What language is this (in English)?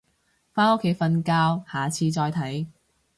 Cantonese